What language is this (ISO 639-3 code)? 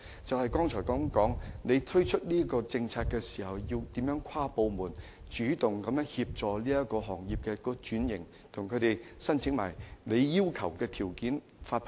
yue